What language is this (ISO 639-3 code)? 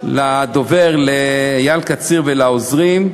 heb